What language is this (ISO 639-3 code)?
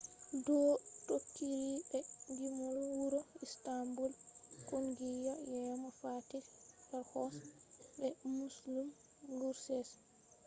ful